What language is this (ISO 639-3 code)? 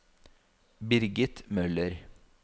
nor